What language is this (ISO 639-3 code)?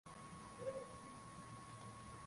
swa